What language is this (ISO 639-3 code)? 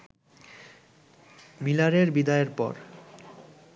ben